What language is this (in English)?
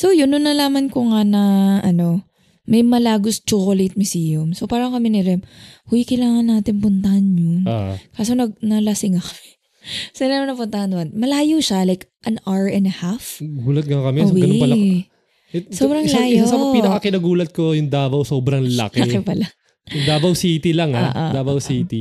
Filipino